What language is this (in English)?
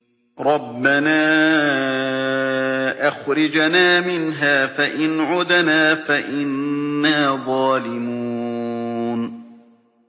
Arabic